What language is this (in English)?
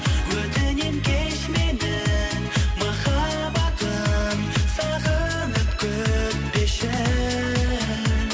Kazakh